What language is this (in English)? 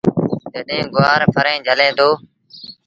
Sindhi Bhil